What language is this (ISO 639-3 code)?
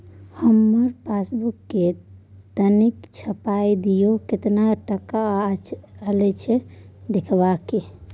mai